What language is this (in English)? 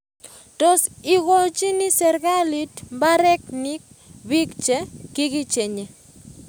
Kalenjin